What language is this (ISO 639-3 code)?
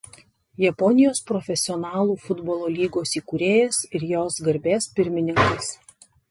lit